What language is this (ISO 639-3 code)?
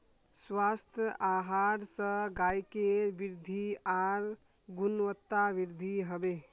mag